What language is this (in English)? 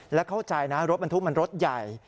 Thai